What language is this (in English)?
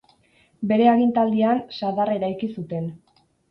Basque